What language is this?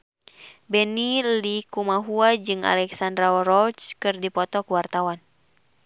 Sundanese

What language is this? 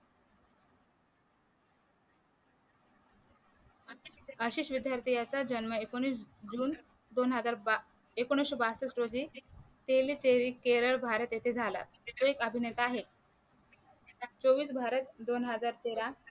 Marathi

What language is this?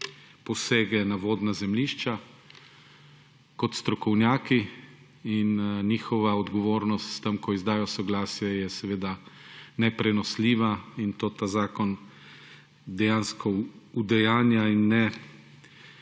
Slovenian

